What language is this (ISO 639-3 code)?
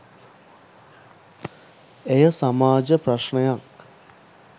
sin